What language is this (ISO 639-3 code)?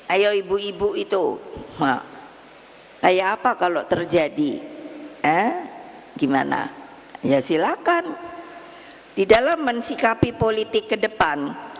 ind